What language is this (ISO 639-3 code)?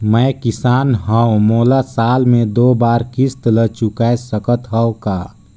hne